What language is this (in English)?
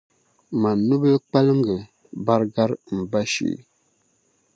Dagbani